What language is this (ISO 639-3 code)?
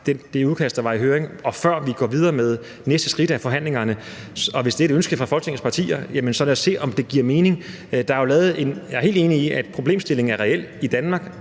dan